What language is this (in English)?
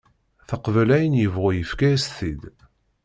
Kabyle